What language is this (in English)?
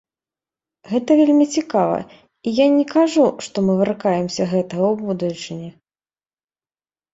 Belarusian